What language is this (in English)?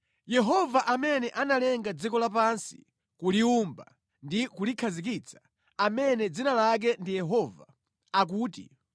Nyanja